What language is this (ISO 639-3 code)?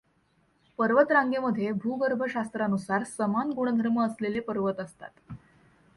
mar